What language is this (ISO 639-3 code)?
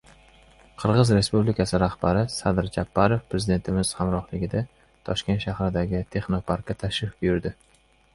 uzb